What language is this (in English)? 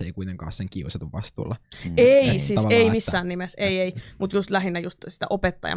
Finnish